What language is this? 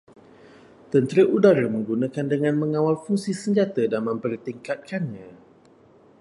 Malay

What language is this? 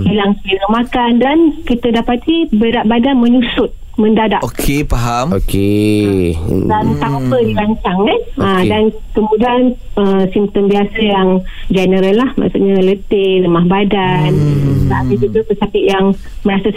Malay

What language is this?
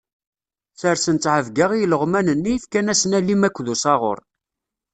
Kabyle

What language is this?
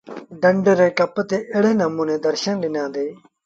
Sindhi Bhil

